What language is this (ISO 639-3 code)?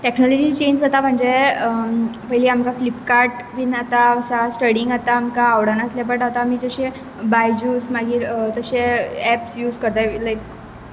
kok